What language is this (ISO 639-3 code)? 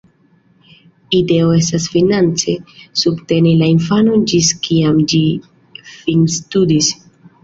epo